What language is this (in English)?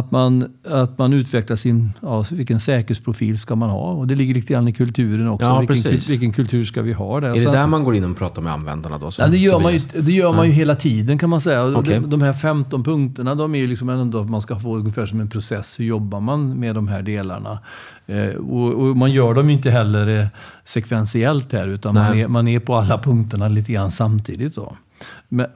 Swedish